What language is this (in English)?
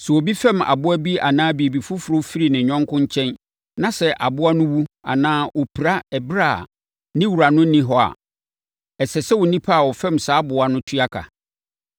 Akan